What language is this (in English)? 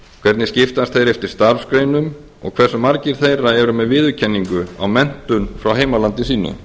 Icelandic